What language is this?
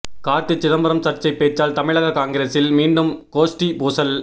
Tamil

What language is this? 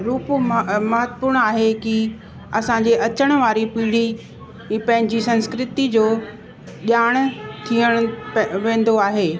Sindhi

